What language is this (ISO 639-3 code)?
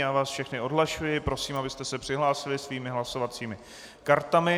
ces